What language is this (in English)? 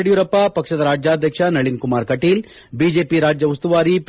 Kannada